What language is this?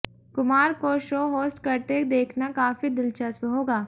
Hindi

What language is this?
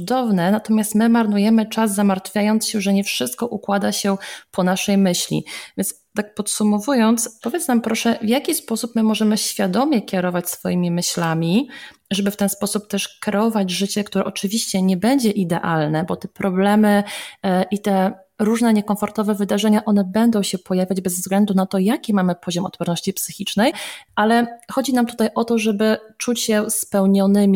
Polish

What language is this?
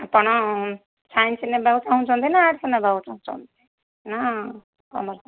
Odia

